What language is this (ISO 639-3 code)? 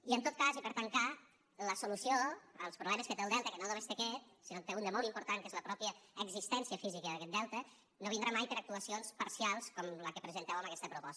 cat